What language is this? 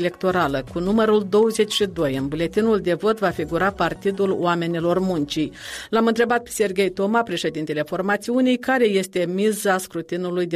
Romanian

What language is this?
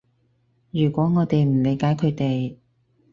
Cantonese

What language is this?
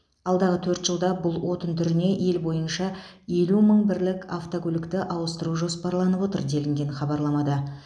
Kazakh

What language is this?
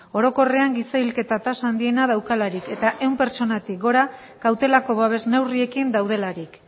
Basque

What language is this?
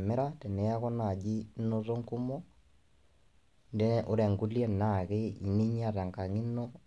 Masai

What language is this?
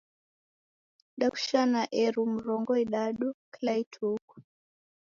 Taita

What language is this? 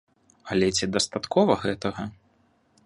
Belarusian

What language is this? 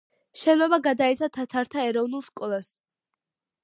Georgian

